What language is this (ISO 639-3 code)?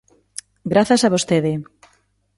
glg